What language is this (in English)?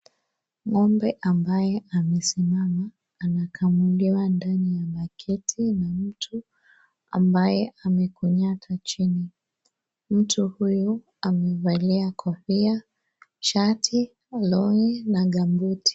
Swahili